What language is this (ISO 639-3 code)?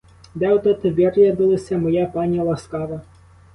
ukr